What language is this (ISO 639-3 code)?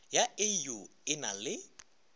nso